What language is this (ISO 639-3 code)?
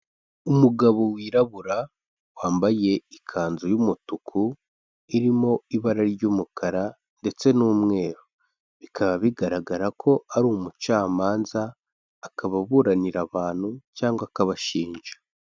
kin